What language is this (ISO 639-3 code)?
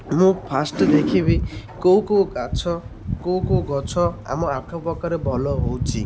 ori